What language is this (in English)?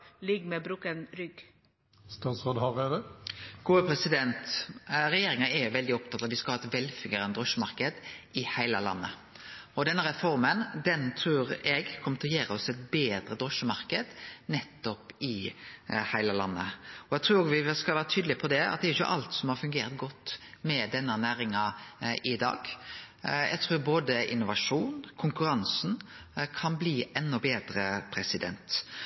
Norwegian